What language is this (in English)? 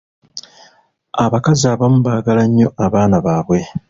Ganda